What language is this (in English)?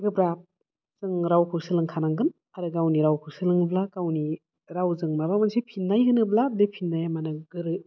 Bodo